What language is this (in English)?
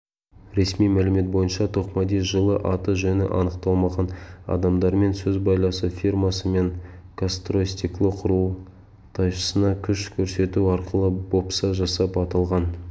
Kazakh